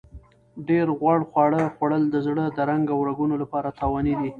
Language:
Pashto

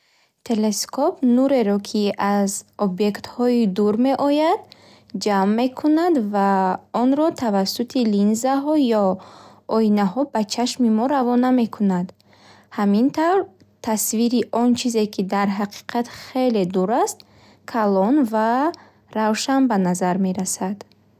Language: Bukharic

